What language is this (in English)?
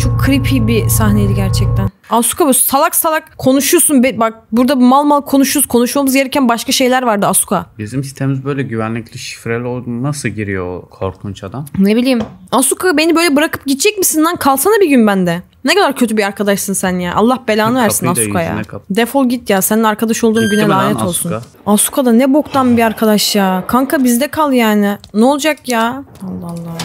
Turkish